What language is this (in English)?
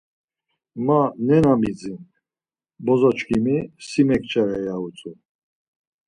Laz